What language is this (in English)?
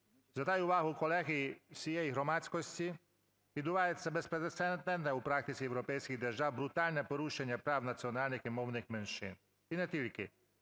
Ukrainian